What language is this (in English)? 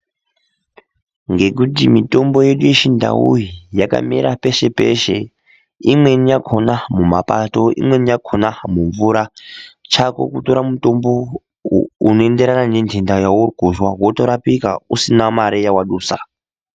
Ndau